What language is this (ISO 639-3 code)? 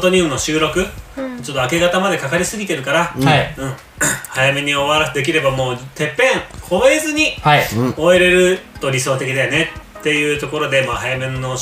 jpn